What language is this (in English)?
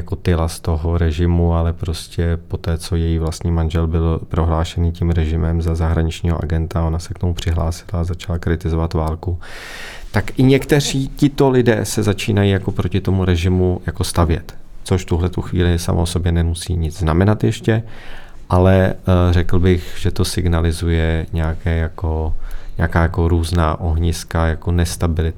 Czech